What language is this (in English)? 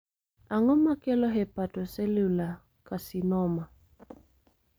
Luo (Kenya and Tanzania)